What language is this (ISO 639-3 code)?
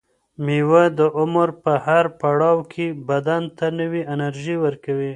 pus